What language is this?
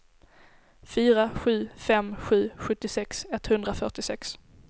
Swedish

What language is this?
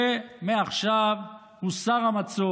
Hebrew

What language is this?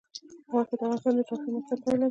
Pashto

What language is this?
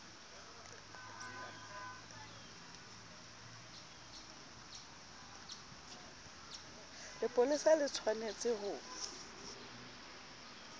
Southern Sotho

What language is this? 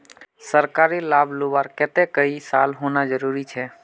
Magahi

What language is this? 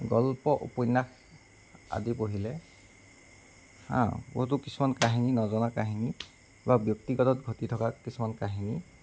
Assamese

